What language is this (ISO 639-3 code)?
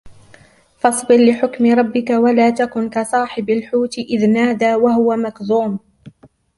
ara